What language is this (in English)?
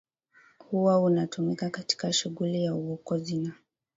Swahili